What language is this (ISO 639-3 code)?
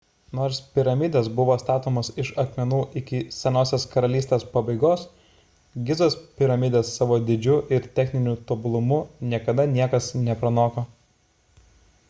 lit